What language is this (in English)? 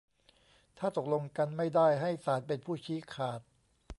Thai